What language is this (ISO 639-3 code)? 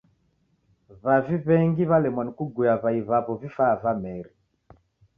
dav